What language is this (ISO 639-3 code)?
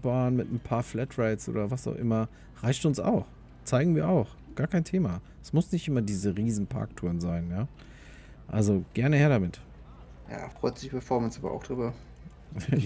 deu